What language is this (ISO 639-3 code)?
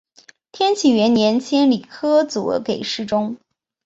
zho